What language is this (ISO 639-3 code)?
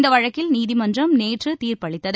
tam